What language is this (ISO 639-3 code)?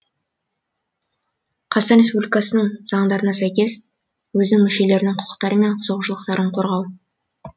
kaz